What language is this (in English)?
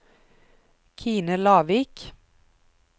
Norwegian